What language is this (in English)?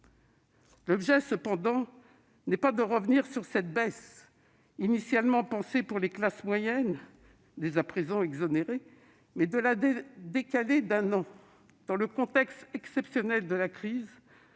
French